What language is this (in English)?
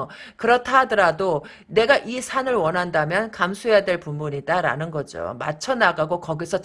Korean